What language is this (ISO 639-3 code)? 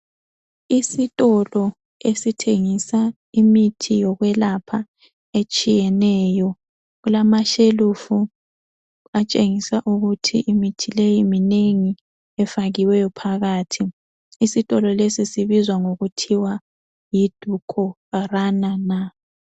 nde